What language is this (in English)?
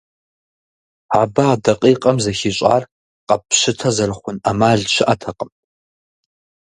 Kabardian